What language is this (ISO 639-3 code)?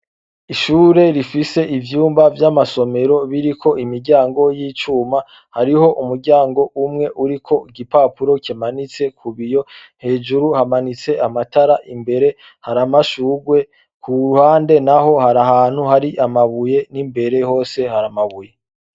run